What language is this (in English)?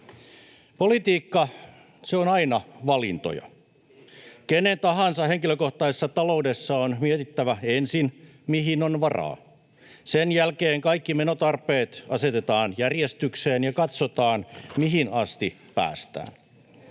Finnish